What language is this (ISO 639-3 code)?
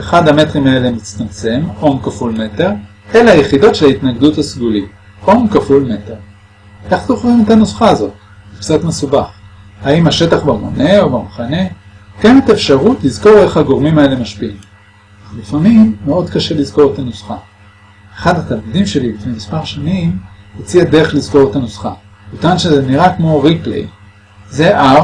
heb